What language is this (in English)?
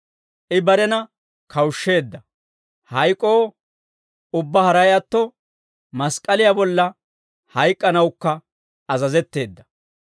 Dawro